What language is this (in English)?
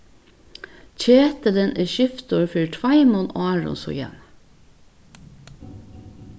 Faroese